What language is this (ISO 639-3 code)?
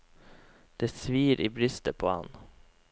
nor